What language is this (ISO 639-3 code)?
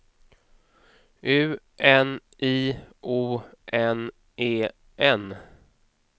swe